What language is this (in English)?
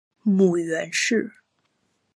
Chinese